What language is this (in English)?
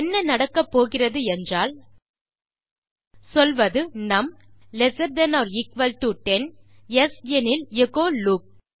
Tamil